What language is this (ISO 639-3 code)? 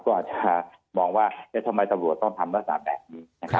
tha